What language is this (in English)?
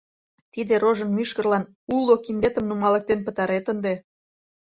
Mari